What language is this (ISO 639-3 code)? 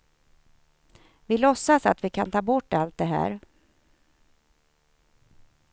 swe